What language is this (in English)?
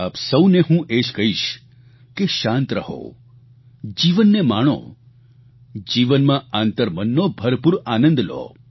Gujarati